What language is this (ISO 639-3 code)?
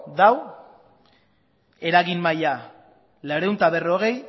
eus